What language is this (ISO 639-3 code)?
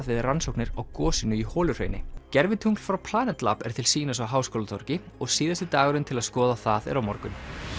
isl